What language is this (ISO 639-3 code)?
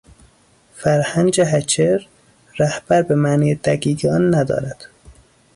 fas